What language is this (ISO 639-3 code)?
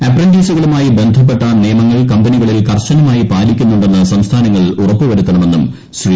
mal